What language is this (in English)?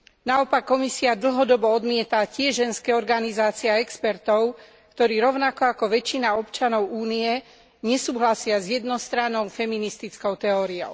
Slovak